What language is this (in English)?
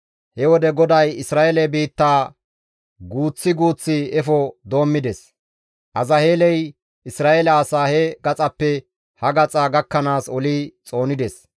Gamo